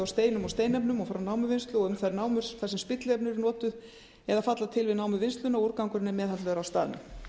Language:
Icelandic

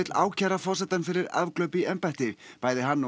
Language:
Icelandic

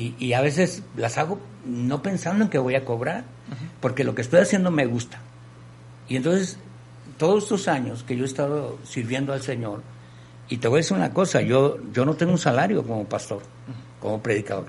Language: Spanish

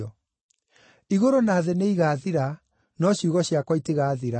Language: Kikuyu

